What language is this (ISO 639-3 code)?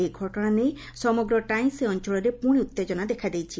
ori